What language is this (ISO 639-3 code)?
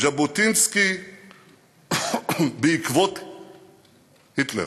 heb